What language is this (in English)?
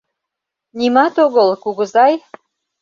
Mari